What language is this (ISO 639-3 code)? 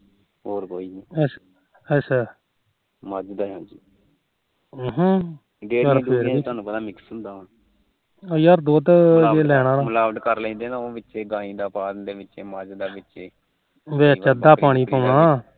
pan